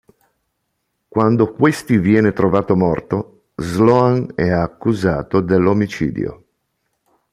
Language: Italian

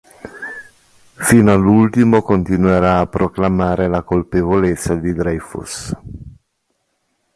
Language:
Italian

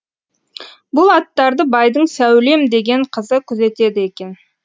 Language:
Kazakh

